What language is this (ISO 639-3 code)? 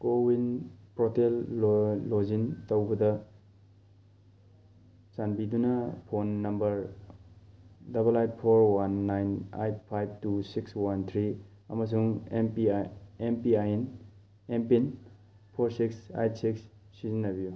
mni